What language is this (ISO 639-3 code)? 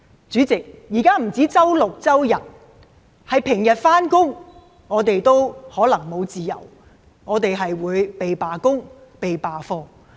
yue